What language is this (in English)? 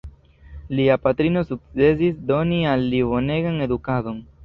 Esperanto